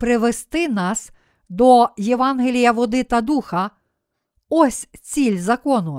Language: Ukrainian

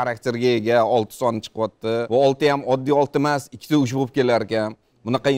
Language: Turkish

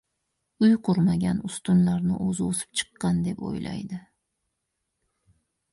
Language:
Uzbek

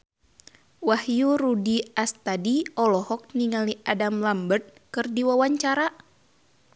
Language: Sundanese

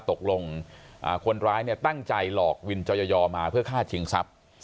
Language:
Thai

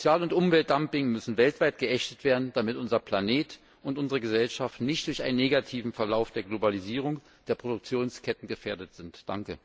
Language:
German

